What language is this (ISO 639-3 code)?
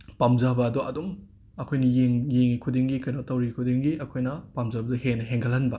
mni